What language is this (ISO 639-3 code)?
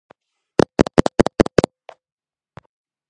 kat